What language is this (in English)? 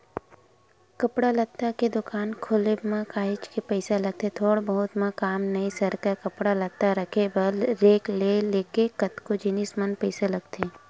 Chhattisgarhi